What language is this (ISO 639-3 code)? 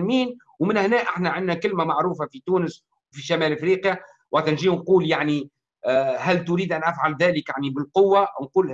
ara